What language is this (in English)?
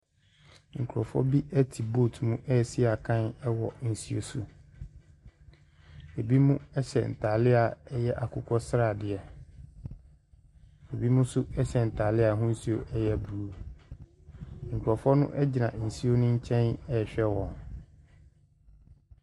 Akan